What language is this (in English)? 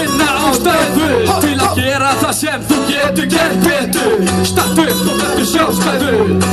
Arabic